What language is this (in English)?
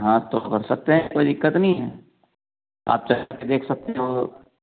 Hindi